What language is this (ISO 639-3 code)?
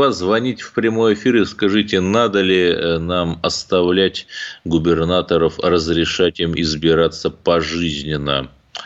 rus